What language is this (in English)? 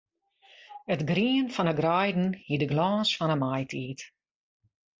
Western Frisian